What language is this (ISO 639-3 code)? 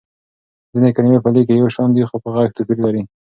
pus